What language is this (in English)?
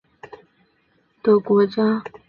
Chinese